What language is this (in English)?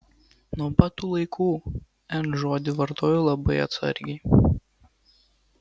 Lithuanian